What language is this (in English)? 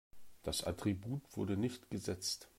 German